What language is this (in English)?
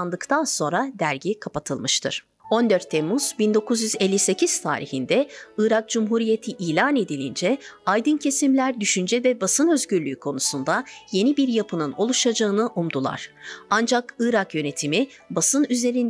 Turkish